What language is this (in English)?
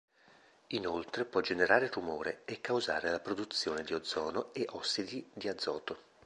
Italian